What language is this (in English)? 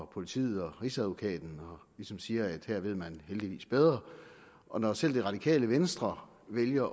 Danish